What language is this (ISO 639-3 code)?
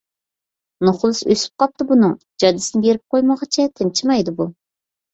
uig